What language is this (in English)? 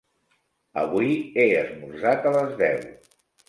Catalan